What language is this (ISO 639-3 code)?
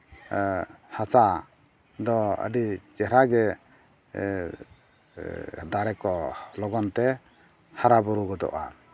sat